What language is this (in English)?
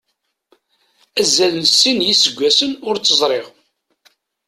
Kabyle